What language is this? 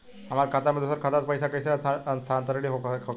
Bhojpuri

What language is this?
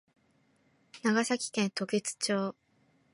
Japanese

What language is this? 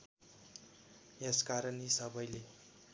Nepali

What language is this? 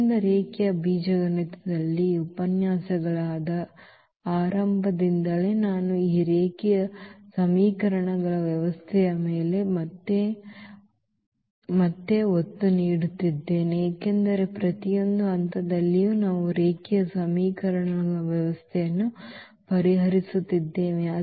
Kannada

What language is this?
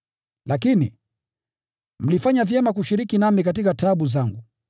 Swahili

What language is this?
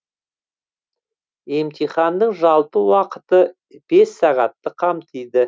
Kazakh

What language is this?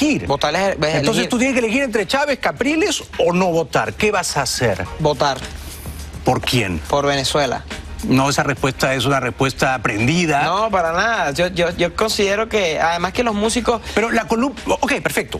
Spanish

